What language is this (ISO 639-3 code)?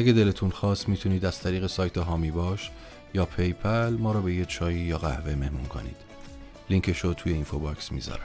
fas